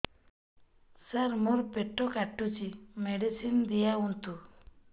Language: Odia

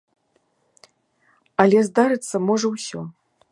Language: Belarusian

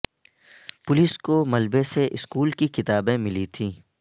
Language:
Urdu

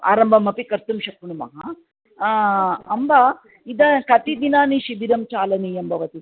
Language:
Sanskrit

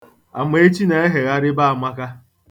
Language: Igbo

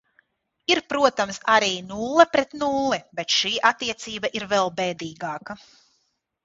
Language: Latvian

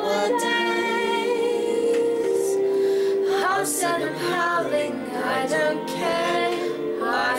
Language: English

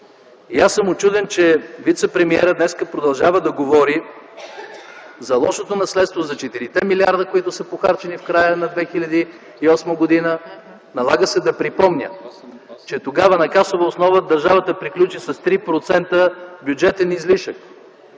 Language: Bulgarian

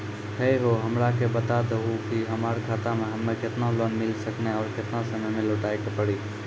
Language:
Maithili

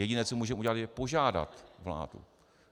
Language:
Czech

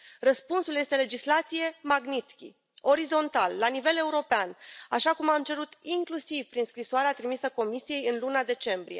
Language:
Romanian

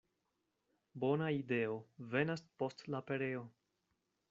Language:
Esperanto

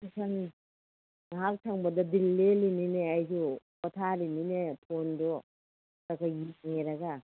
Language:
Manipuri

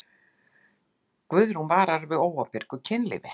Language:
Icelandic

